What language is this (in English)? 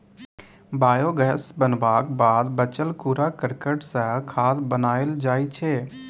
Maithili